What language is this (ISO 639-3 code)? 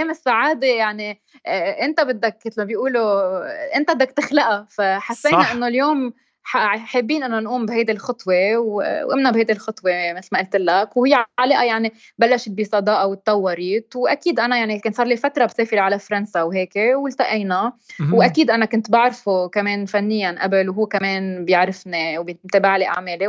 ara